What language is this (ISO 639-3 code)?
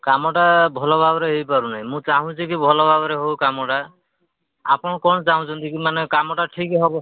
ori